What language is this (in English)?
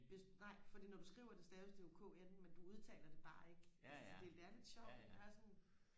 Danish